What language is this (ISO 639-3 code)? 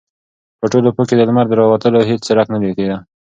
pus